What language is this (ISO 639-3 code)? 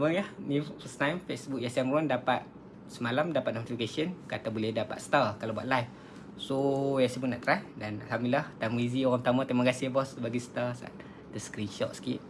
msa